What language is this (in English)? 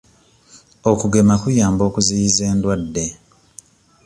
Ganda